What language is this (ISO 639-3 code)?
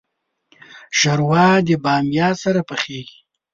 pus